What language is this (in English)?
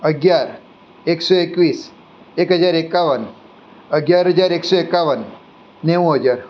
Gujarati